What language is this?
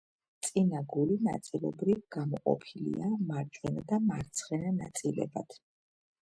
Georgian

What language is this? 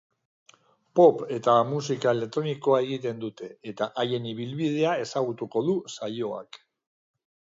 Basque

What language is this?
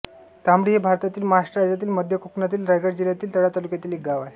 Marathi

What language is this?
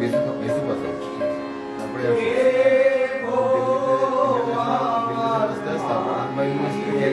Romanian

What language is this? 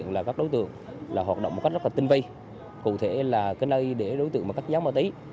Vietnamese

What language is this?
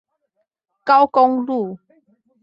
Chinese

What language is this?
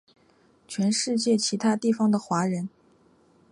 Chinese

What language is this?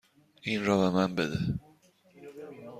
Persian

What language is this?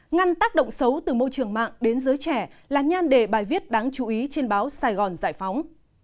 Vietnamese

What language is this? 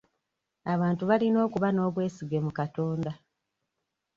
Ganda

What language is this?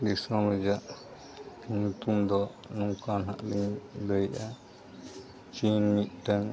Santali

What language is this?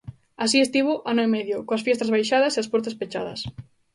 Galician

